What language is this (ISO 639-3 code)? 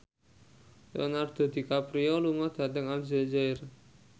jav